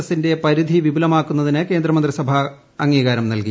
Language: Malayalam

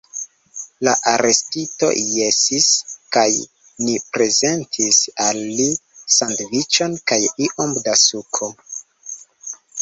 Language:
Esperanto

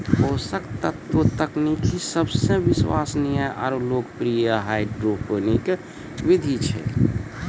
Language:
Maithili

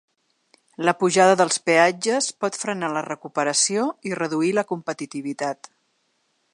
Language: Catalan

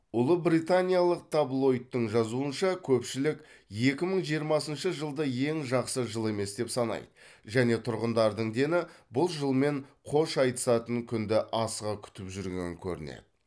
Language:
Kazakh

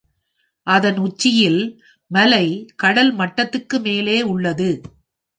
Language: Tamil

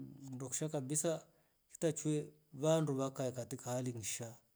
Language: Rombo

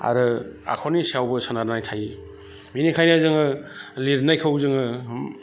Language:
Bodo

